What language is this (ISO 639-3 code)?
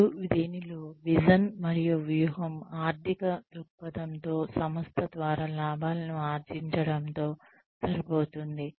tel